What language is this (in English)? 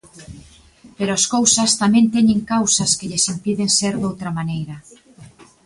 Galician